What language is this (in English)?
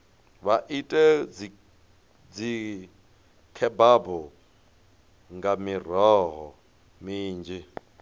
Venda